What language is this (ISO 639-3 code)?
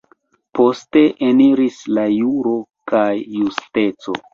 epo